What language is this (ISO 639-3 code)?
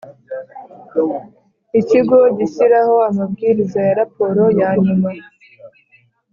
kin